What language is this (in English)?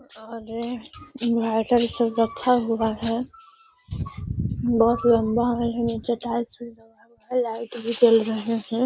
Magahi